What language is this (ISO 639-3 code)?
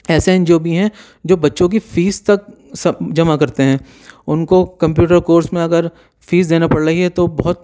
urd